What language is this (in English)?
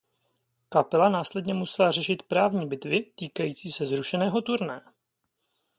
Czech